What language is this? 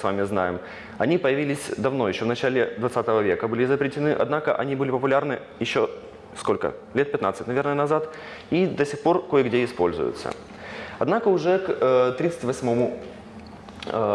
Russian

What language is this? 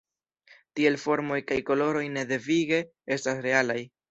Esperanto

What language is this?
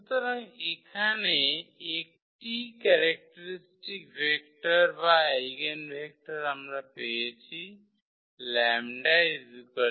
Bangla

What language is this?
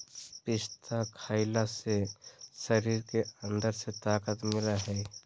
Magahi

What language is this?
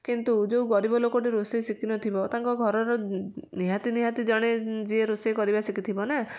Odia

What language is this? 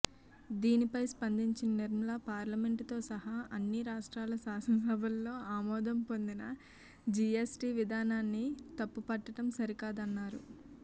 Telugu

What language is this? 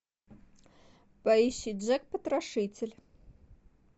Russian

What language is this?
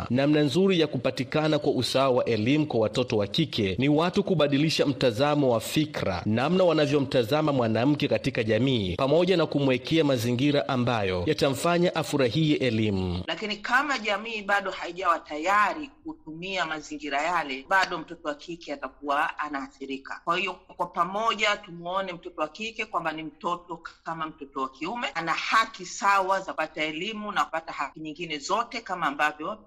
Swahili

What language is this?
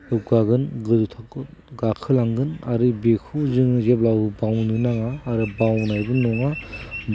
Bodo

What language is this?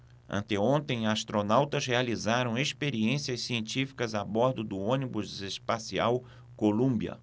Portuguese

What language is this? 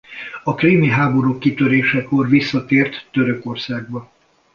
Hungarian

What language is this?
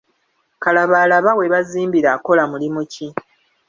Ganda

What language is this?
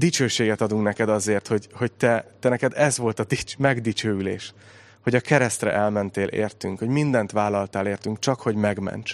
Hungarian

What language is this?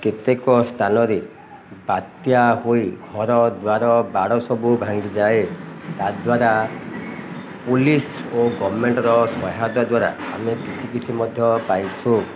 Odia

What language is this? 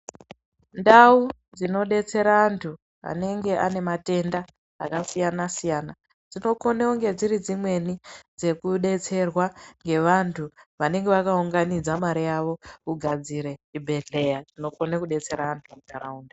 Ndau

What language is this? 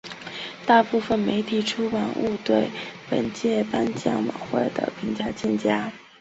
Chinese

